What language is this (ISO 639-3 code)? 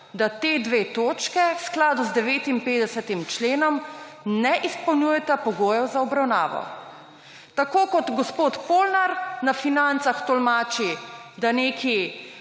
slv